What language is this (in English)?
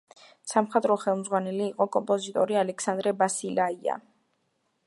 Georgian